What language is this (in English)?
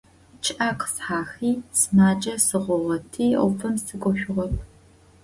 Adyghe